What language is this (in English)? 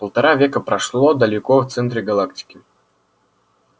Russian